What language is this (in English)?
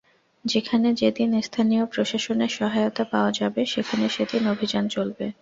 Bangla